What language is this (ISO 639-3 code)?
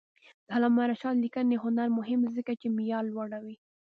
pus